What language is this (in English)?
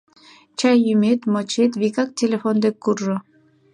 Mari